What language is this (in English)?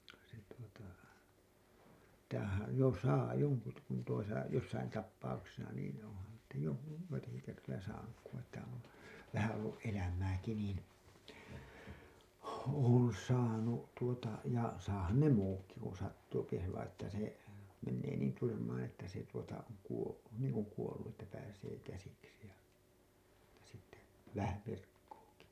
Finnish